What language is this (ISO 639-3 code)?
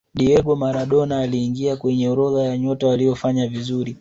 swa